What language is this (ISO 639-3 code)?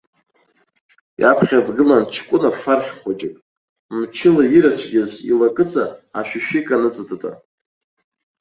abk